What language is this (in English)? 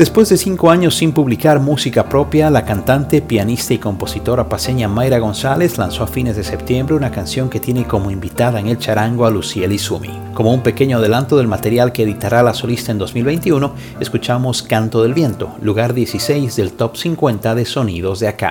Spanish